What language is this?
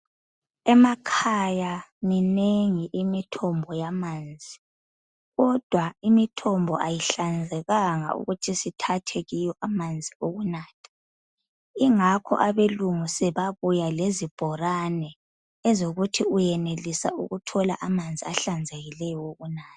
North Ndebele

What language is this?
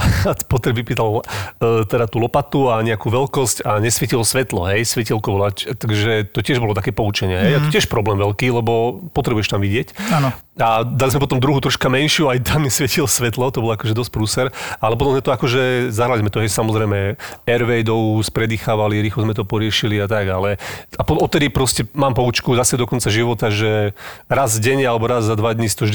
Slovak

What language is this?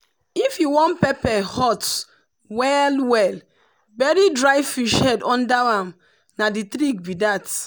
Nigerian Pidgin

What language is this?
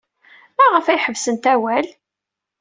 Kabyle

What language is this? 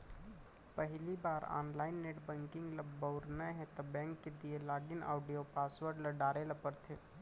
Chhattisgarhi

